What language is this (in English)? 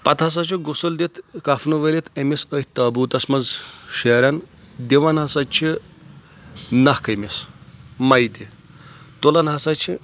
Kashmiri